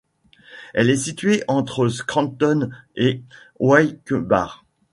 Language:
French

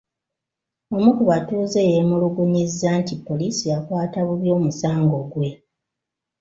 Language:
Ganda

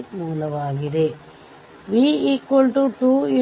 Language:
Kannada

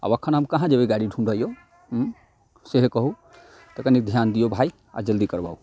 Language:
Maithili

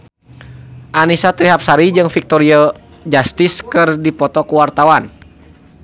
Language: Sundanese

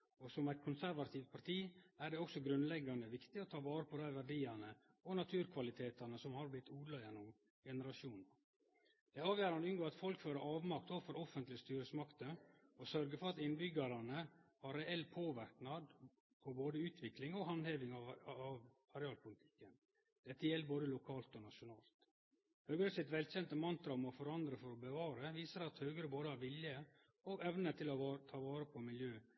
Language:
Norwegian Nynorsk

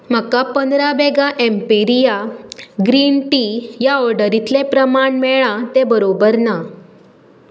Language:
Konkani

